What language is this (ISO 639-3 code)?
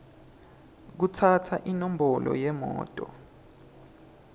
ssw